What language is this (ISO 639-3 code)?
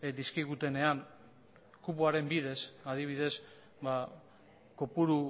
eus